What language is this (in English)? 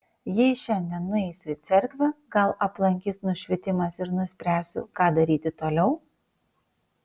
Lithuanian